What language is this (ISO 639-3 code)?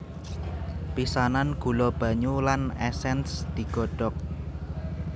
jav